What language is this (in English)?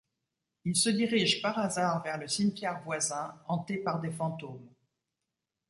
French